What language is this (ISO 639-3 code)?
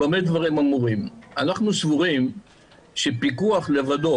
heb